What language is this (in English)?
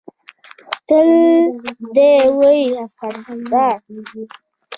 Pashto